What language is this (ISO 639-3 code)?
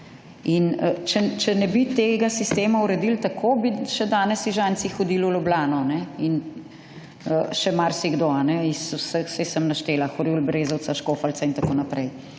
slv